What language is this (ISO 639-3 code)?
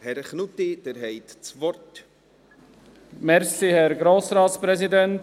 gsw